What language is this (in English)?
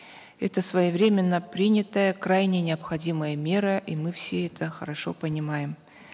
Kazakh